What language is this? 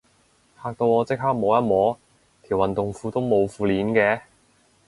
Cantonese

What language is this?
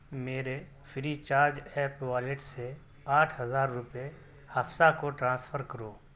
Urdu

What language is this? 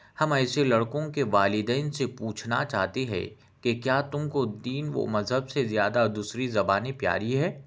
Urdu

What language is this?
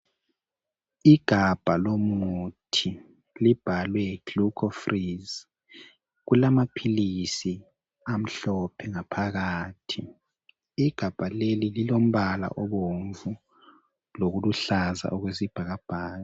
North Ndebele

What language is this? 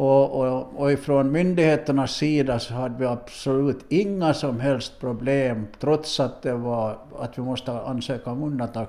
Swedish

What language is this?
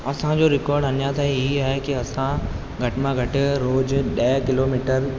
Sindhi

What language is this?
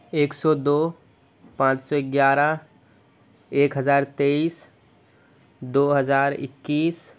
Urdu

